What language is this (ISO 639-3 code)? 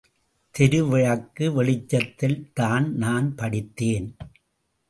tam